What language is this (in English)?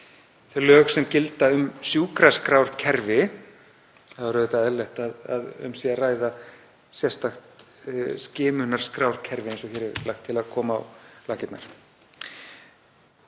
Icelandic